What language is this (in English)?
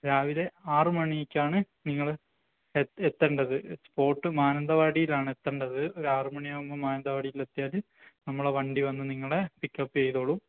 Malayalam